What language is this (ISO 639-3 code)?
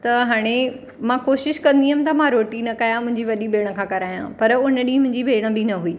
snd